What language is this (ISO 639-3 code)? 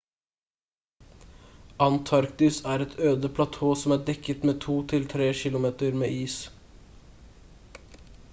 nob